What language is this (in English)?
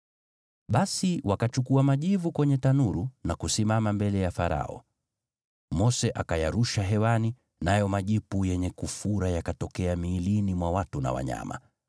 Swahili